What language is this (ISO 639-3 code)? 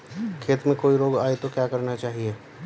hin